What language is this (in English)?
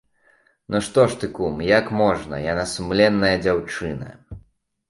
Belarusian